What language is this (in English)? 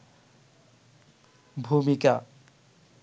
Bangla